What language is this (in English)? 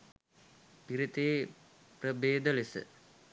Sinhala